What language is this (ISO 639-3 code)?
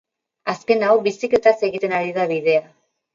eus